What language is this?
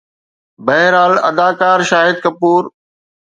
Sindhi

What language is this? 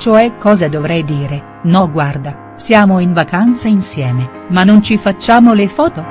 Italian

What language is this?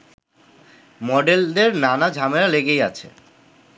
Bangla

